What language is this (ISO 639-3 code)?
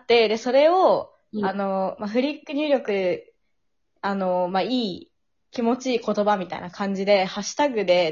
jpn